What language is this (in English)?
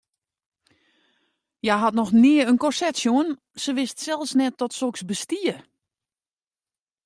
Western Frisian